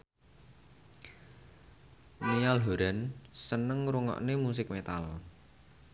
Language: Javanese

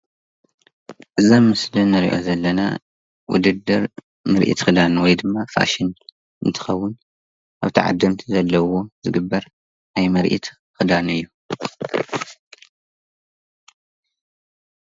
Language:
Tigrinya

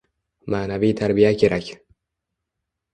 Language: Uzbek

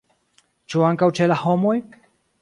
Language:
Esperanto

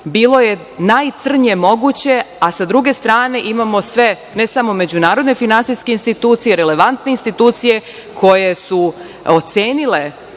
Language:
Serbian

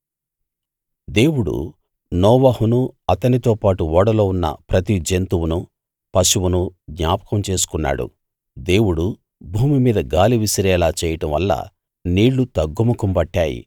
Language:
Telugu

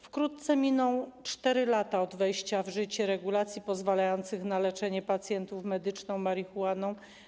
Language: Polish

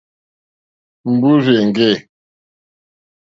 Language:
Mokpwe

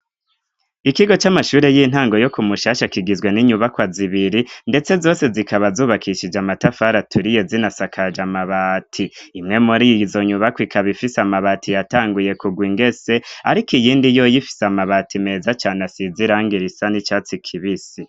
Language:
Rundi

